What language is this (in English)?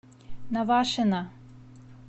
Russian